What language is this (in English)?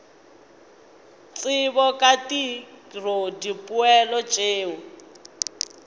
Northern Sotho